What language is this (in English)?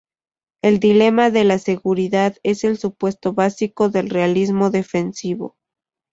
Spanish